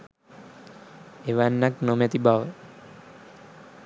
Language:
Sinhala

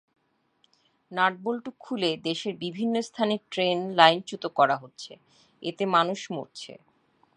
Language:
Bangla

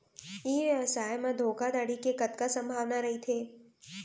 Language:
Chhattisgarhi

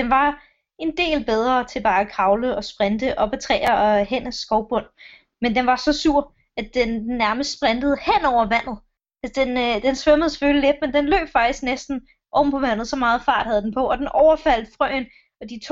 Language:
Danish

